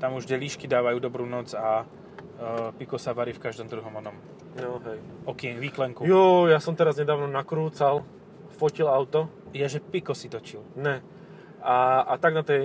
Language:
Slovak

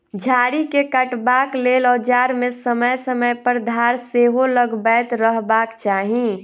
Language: Maithili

